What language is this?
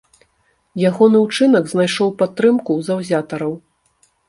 Belarusian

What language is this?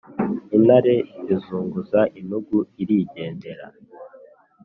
Kinyarwanda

